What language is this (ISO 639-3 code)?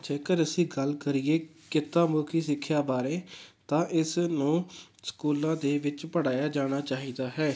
pan